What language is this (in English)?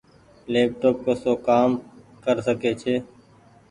Goaria